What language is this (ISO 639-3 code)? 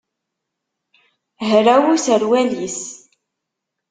kab